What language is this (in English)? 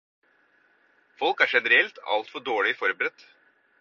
Norwegian Bokmål